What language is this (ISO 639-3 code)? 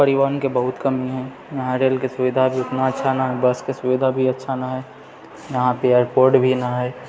mai